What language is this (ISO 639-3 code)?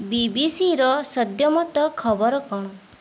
ori